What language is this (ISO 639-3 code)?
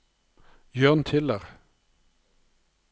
nor